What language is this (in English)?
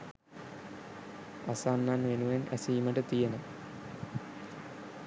Sinhala